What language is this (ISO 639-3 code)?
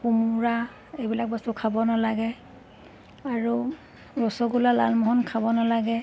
asm